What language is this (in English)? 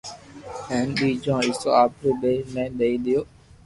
Loarki